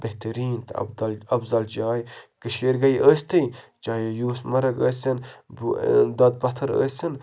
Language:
Kashmiri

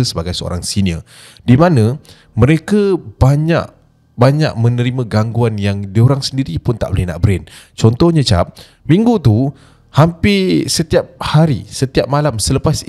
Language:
Malay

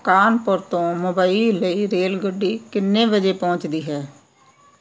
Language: Punjabi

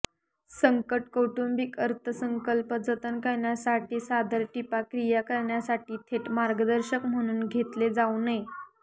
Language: Marathi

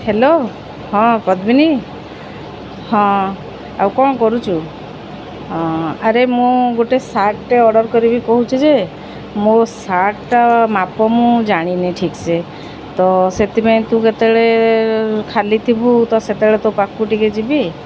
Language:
Odia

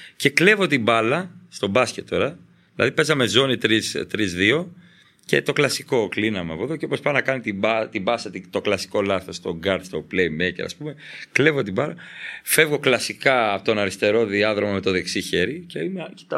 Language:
Greek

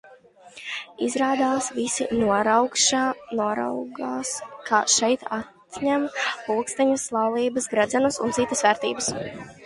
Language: Latvian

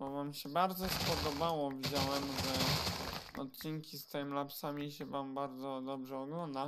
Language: Polish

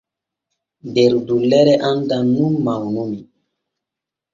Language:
Borgu Fulfulde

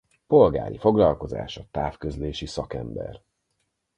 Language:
Hungarian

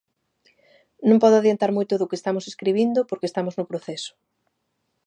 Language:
Galician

